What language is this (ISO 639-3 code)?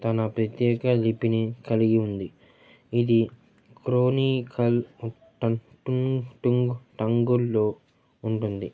tel